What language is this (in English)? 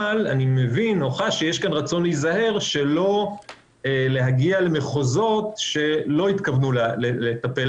Hebrew